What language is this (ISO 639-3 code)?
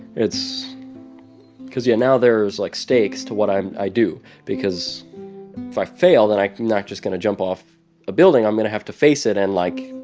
eng